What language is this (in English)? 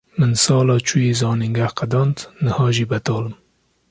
Kurdish